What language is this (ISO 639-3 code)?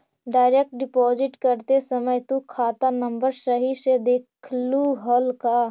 mag